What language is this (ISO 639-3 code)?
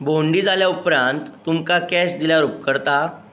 kok